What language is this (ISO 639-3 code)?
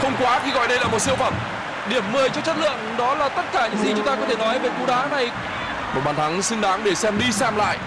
vie